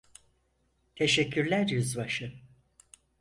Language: Turkish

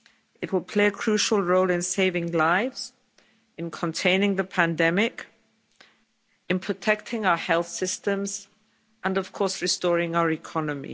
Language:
English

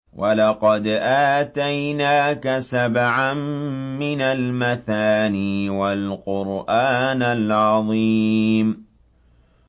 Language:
Arabic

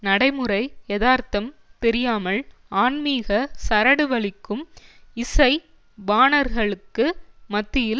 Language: Tamil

